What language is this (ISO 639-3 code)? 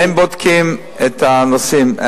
heb